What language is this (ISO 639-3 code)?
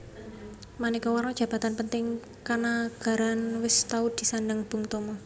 jav